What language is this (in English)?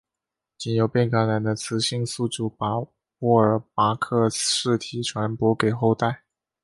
Chinese